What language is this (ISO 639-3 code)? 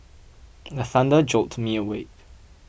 eng